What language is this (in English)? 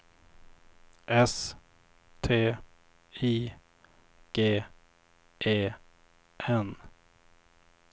Swedish